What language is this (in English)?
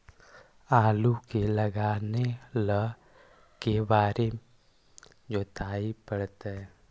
Magahi